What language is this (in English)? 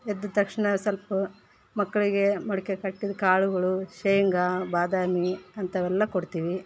Kannada